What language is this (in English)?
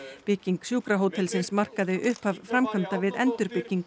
Icelandic